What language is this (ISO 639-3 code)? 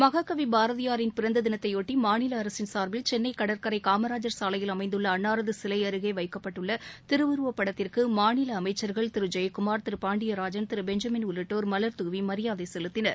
tam